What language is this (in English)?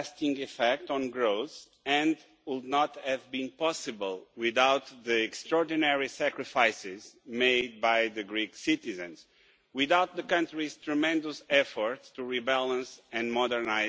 English